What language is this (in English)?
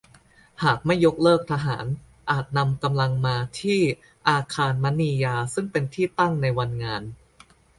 Thai